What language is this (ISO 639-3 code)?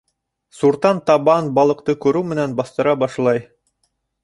bak